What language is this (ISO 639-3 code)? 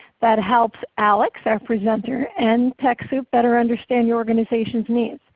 eng